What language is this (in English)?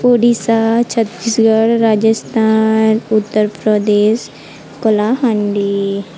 Odia